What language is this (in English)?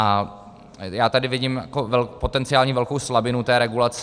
Czech